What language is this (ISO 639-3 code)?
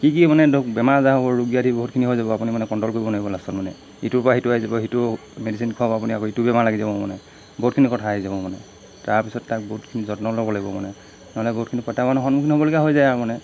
asm